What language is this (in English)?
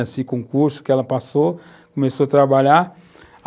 Portuguese